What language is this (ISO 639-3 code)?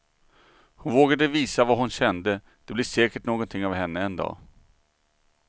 swe